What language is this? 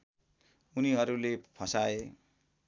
Nepali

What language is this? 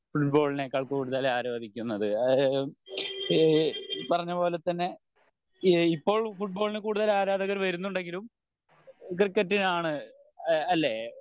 Malayalam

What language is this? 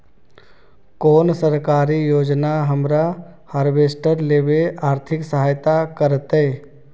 Magahi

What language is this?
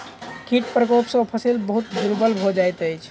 Maithili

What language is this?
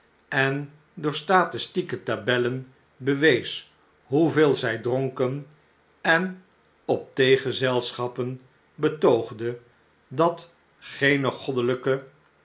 Dutch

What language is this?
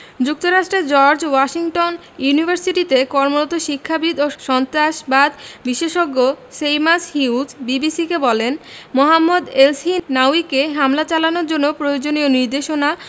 Bangla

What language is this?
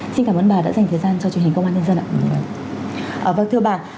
Vietnamese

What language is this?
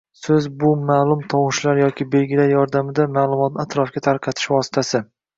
Uzbek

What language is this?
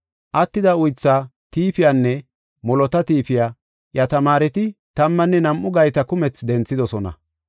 Gofa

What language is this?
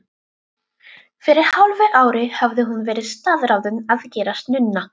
Icelandic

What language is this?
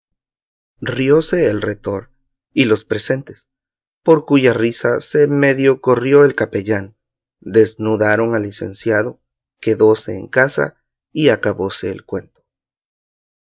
Spanish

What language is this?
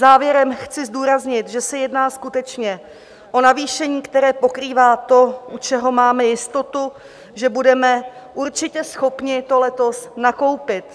Czech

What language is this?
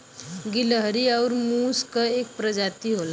Bhojpuri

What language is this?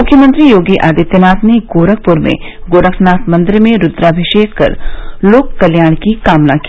Hindi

